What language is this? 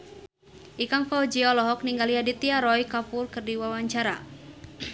Sundanese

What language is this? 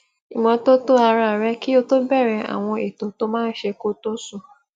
Yoruba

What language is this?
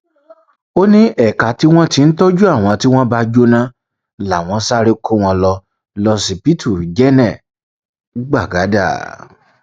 Yoruba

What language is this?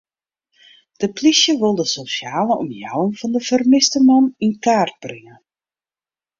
Western Frisian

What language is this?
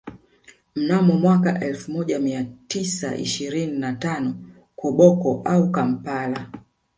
Swahili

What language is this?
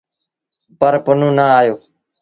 Sindhi Bhil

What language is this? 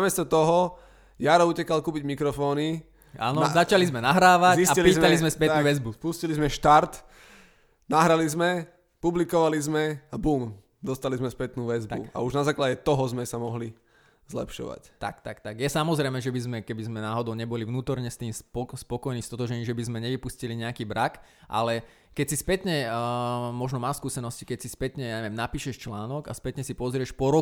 Slovak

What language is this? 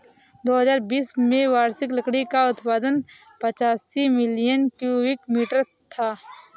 Hindi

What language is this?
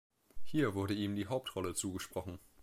German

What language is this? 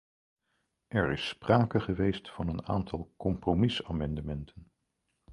Dutch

